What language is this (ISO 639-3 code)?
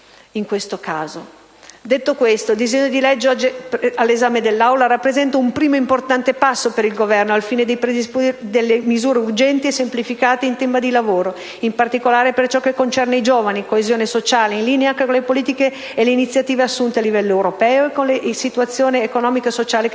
ita